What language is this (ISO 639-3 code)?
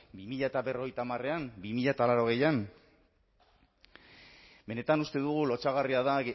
eus